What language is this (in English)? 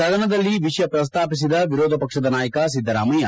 Kannada